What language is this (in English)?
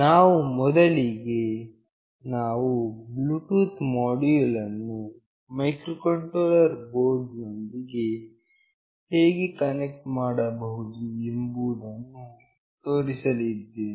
Kannada